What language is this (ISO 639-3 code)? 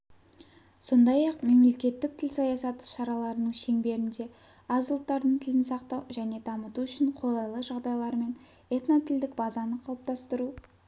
kaz